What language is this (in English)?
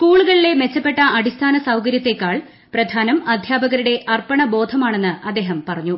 Malayalam